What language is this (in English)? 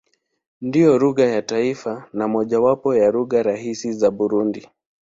Swahili